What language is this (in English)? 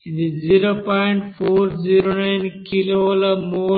Telugu